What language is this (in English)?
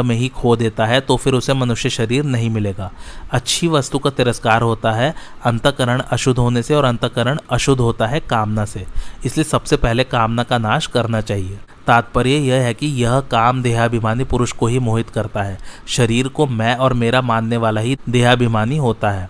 Hindi